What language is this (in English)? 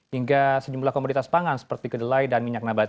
Indonesian